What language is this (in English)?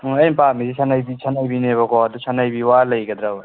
Manipuri